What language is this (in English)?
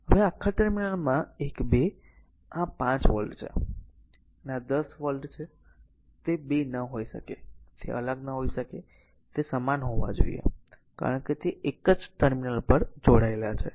Gujarati